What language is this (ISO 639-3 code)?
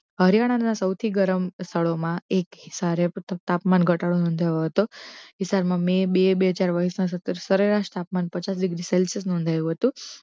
guj